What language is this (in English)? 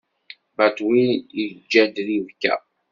Kabyle